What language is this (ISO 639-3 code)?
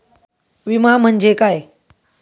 mar